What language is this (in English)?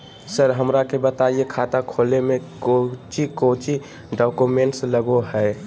Magahi